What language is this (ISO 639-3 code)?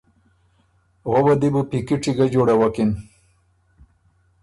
oru